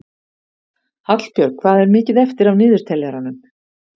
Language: Icelandic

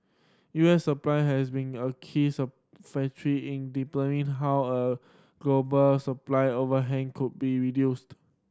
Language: English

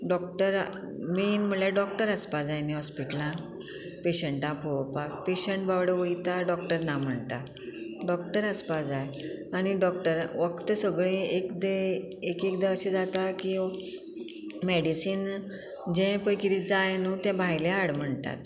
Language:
Konkani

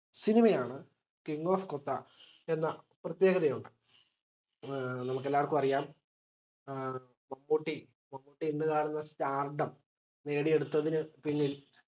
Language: Malayalam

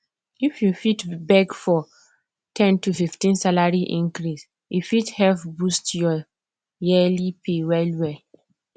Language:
Nigerian Pidgin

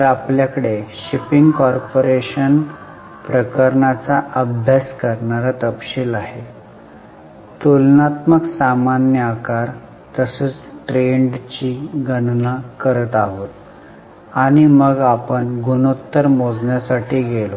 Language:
Marathi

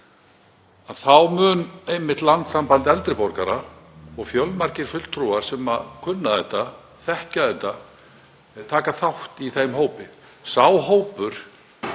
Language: Icelandic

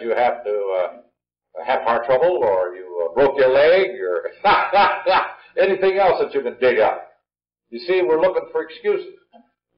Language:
English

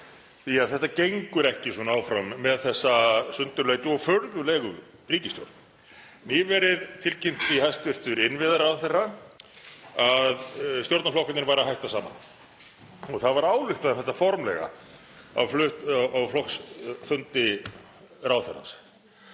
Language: Icelandic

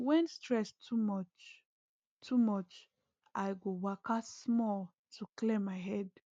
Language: Nigerian Pidgin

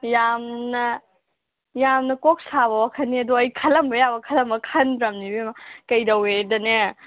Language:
Manipuri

